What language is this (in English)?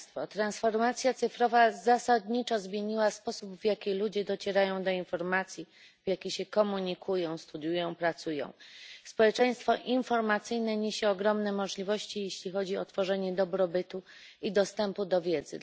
Polish